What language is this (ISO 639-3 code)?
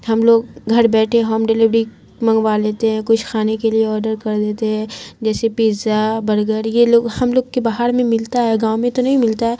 urd